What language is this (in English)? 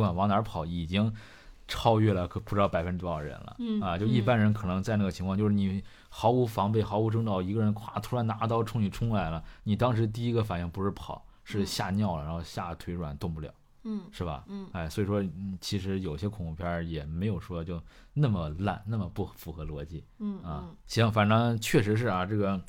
Chinese